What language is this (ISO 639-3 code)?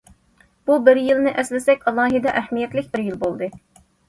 uig